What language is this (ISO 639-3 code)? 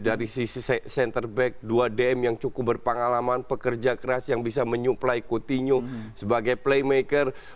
ind